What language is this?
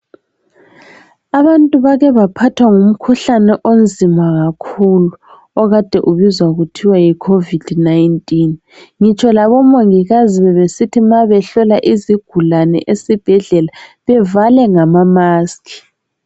North Ndebele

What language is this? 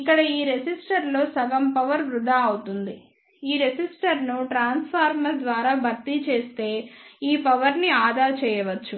Telugu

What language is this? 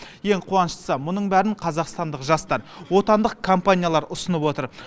Kazakh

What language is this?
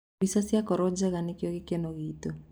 Kikuyu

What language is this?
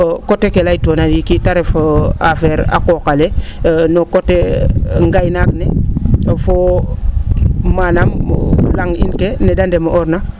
Serer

